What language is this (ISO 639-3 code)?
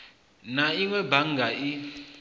ven